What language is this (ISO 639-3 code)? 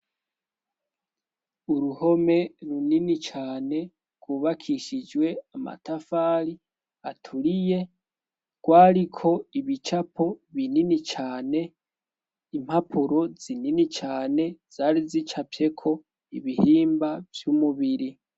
run